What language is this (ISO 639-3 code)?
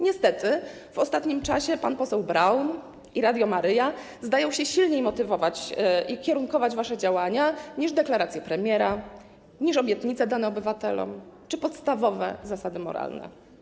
pol